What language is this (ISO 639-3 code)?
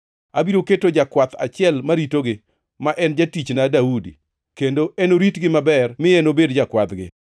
luo